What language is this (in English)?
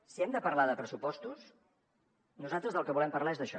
Catalan